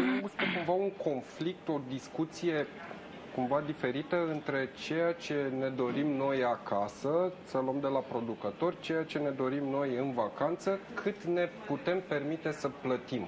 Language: Romanian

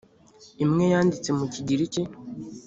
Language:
Kinyarwanda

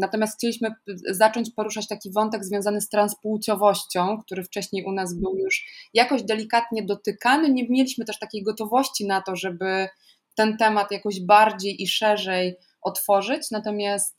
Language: Polish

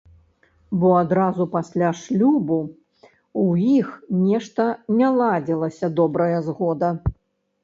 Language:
Belarusian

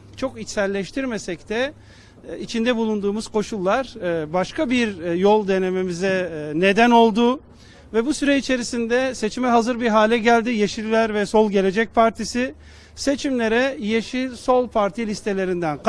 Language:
Turkish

